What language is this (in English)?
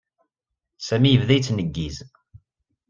Kabyle